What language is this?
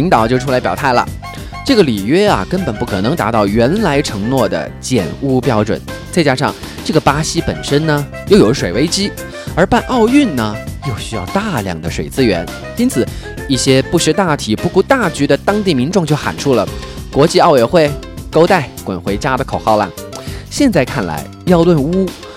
Chinese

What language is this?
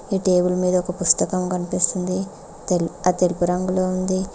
Telugu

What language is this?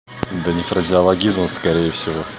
Russian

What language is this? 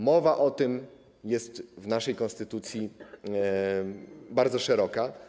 Polish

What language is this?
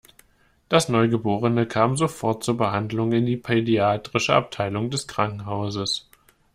German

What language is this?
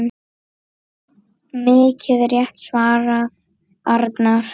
Icelandic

